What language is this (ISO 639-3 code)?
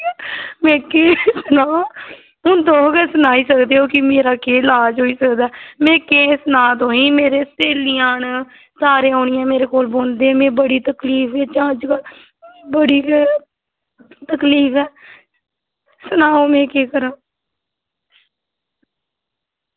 doi